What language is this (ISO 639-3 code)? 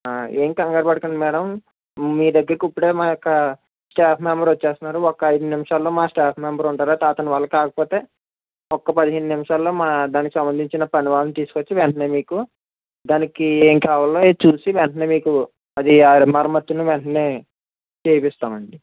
tel